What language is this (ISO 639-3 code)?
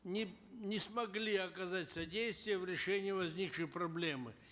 kaz